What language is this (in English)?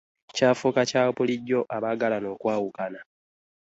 Ganda